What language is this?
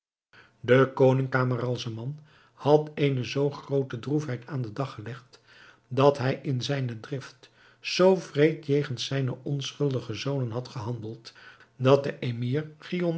Dutch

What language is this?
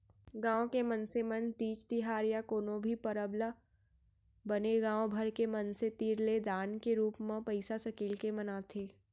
Chhattisgarhi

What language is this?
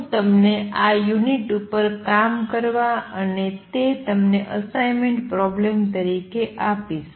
Gujarati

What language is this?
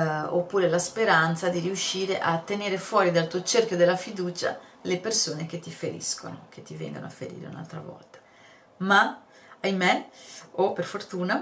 Italian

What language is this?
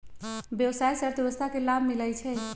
Magahi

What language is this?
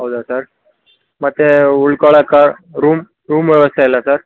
Kannada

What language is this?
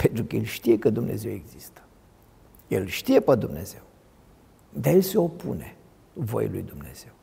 Romanian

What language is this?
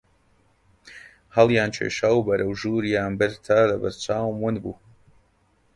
Central Kurdish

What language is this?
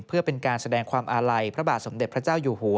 Thai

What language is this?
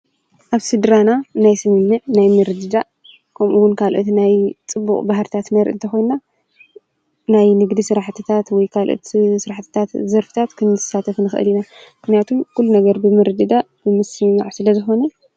Tigrinya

